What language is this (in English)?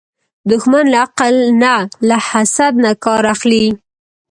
Pashto